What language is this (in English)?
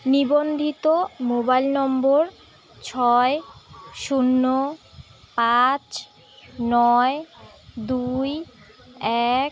Bangla